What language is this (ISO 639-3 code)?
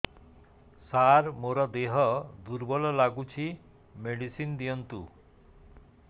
ori